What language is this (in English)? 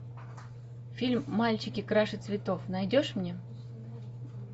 Russian